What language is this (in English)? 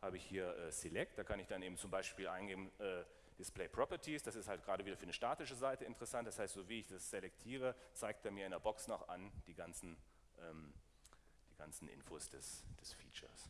German